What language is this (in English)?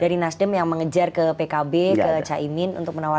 Indonesian